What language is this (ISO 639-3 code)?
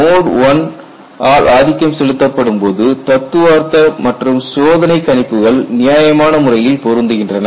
tam